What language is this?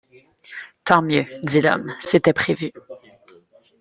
French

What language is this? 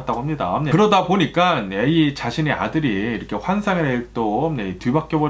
Korean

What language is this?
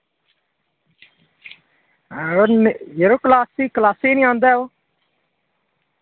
Dogri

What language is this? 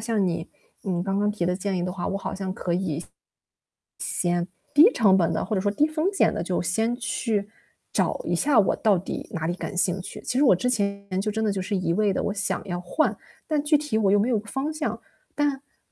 Chinese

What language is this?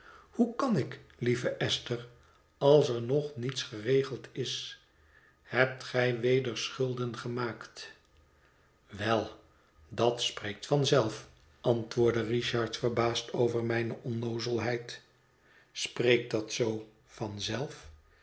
Dutch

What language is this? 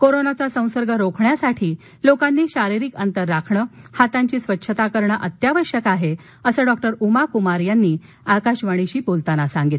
Marathi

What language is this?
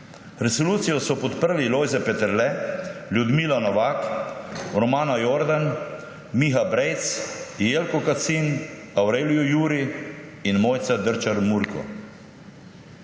Slovenian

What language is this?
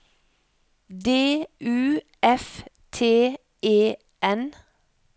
Norwegian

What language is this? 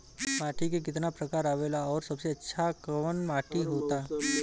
Bhojpuri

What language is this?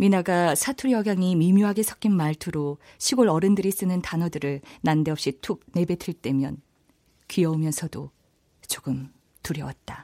Korean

